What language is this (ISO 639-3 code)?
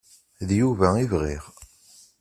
kab